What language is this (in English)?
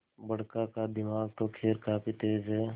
Hindi